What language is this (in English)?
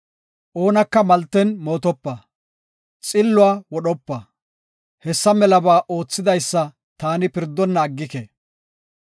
Gofa